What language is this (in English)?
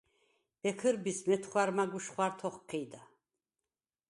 Svan